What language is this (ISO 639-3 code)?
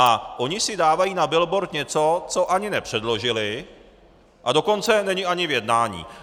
ces